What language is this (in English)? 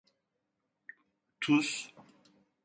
Turkish